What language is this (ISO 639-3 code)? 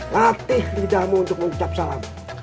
ind